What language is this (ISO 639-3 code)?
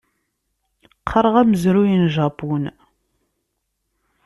kab